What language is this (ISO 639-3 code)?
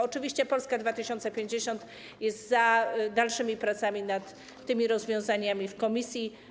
pol